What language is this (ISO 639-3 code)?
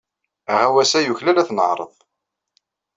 kab